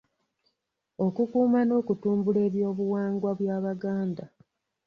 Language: Ganda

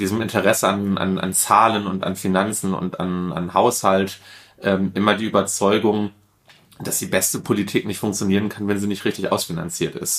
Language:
German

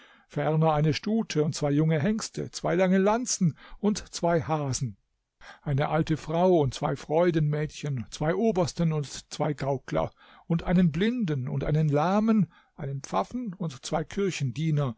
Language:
German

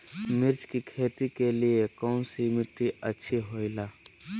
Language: Magahi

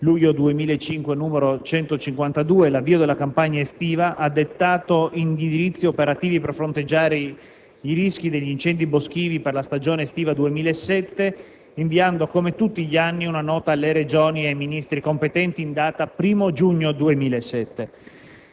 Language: Italian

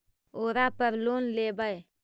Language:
Magahi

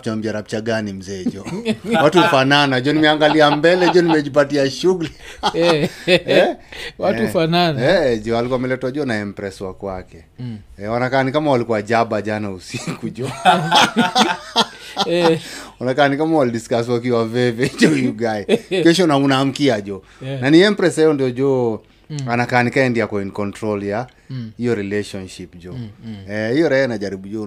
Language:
Swahili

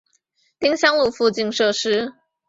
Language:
Chinese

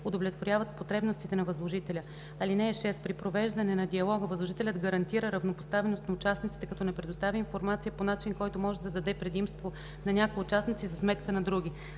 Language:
Bulgarian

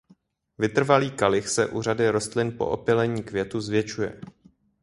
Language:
Czech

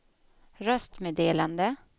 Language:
Swedish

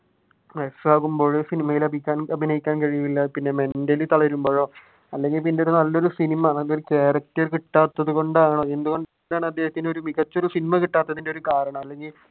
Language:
Malayalam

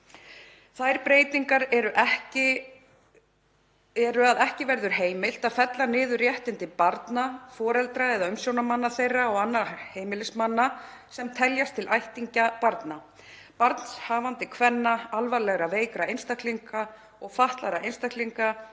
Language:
Icelandic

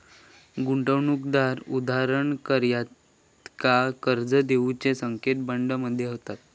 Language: Marathi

